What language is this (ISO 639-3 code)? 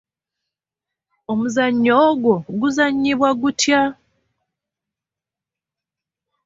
lug